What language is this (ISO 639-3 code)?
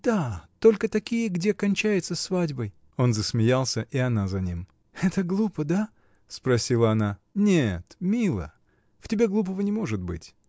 rus